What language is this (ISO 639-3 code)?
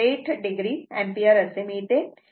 mar